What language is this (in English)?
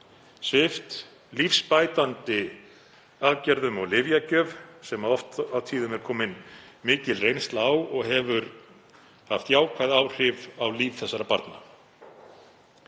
Icelandic